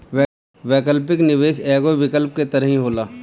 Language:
Bhojpuri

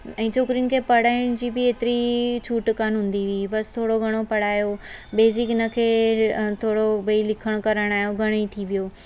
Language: Sindhi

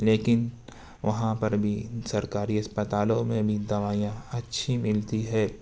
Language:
Urdu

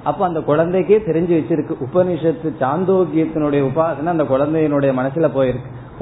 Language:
Tamil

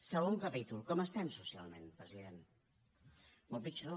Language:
Catalan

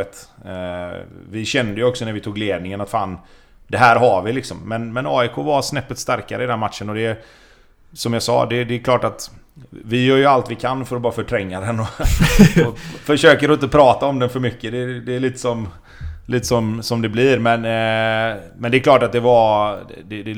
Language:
Swedish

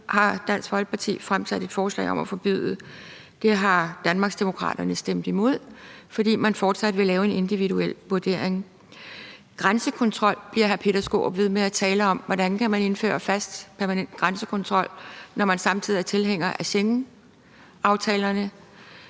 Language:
Danish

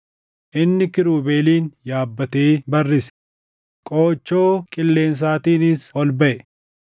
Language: Oromo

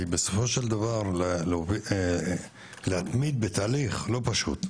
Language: Hebrew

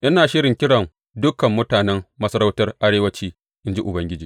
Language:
Hausa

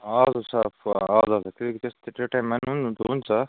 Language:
Nepali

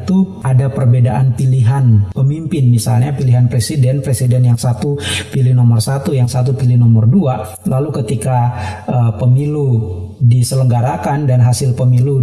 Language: Indonesian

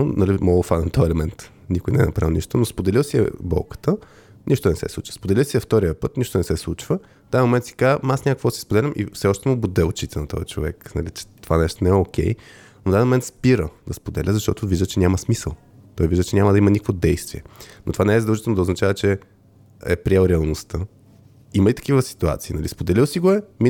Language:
Bulgarian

